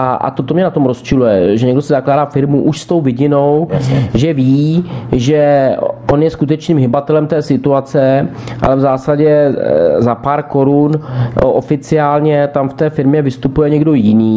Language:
Czech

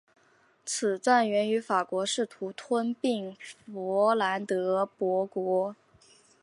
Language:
Chinese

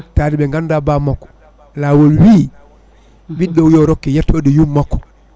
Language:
Fula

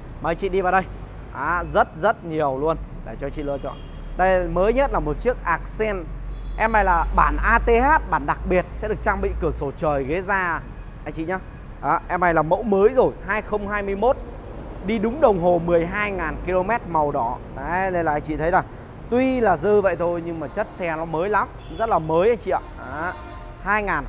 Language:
Vietnamese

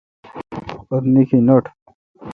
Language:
Kalkoti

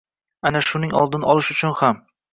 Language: Uzbek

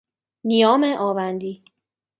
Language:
Persian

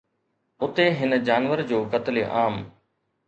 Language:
Sindhi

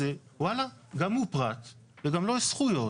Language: Hebrew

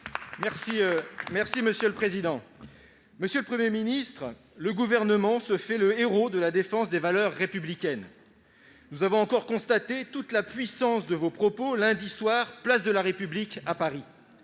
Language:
French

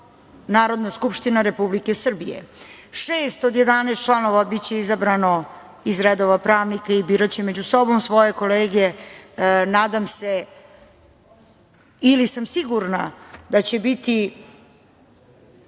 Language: Serbian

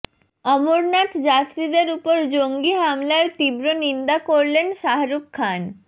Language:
Bangla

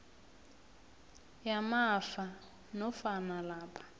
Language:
South Ndebele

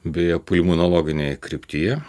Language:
Lithuanian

